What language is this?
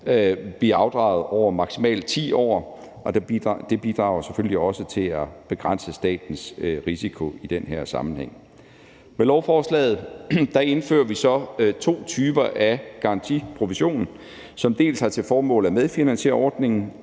Danish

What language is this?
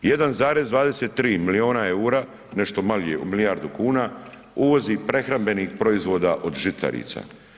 Croatian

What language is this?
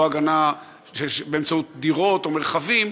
Hebrew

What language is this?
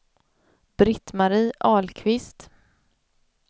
Swedish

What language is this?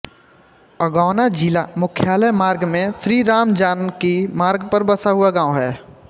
Hindi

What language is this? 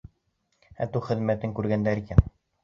Bashkir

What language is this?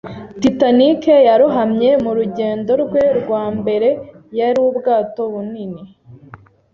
Kinyarwanda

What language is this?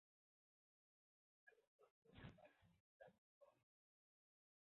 Spanish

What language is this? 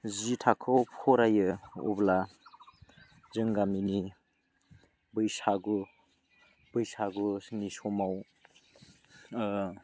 Bodo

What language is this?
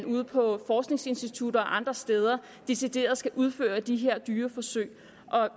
Danish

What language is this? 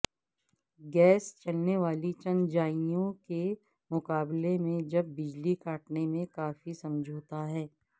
Urdu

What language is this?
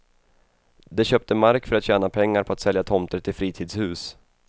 Swedish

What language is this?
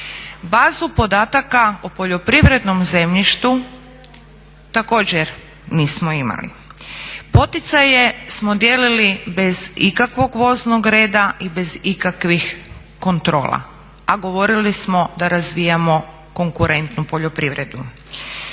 Croatian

